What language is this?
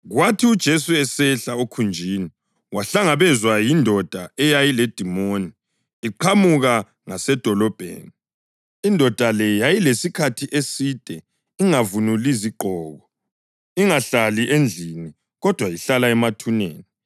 North Ndebele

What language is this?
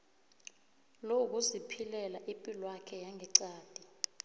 South Ndebele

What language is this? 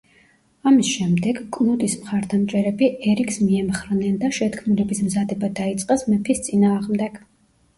Georgian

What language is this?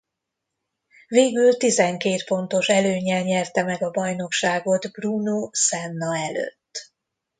Hungarian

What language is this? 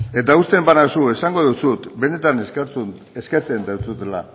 Basque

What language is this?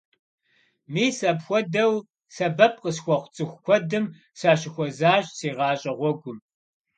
Kabardian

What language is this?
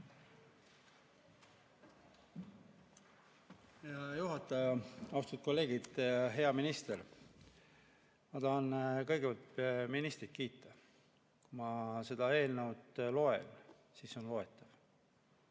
Estonian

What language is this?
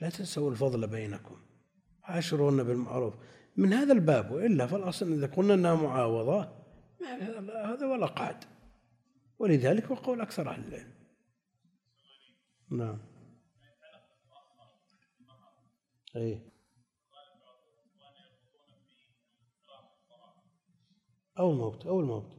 Arabic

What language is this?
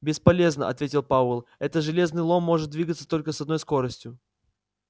Russian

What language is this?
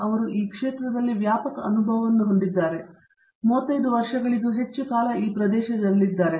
Kannada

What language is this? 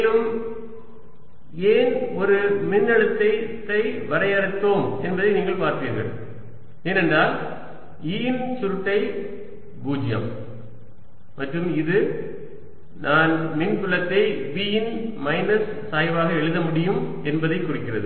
Tamil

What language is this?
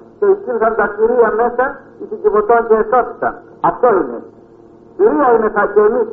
Greek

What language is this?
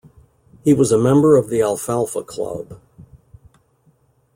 English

